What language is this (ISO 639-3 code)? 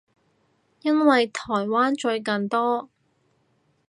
yue